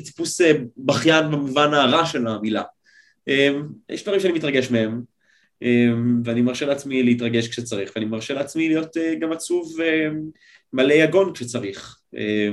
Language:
Hebrew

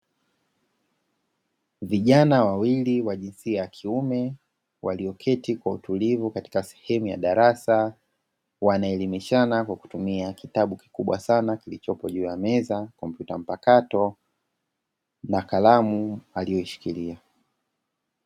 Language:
Swahili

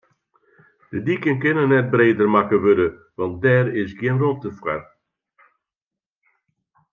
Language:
Western Frisian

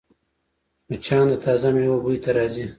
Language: Pashto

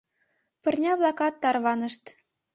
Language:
Mari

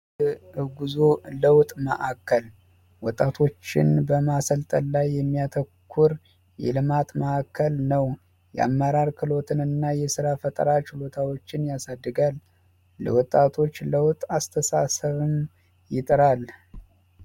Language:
Amharic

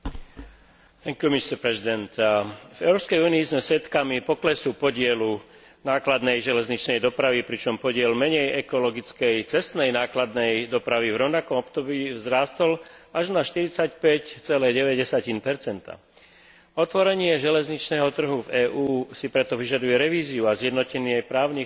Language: Slovak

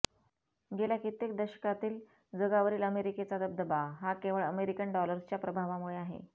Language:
Marathi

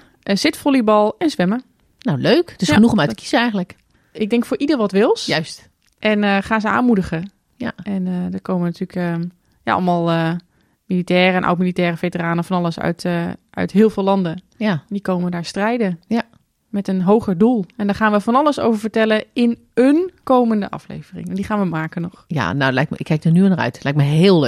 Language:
Dutch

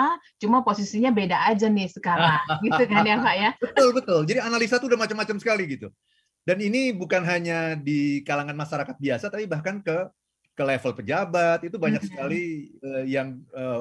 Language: Indonesian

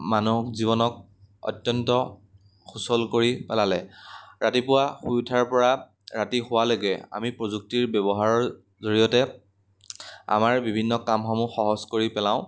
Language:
Assamese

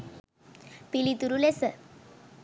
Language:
Sinhala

